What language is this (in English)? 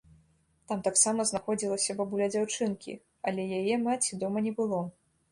Belarusian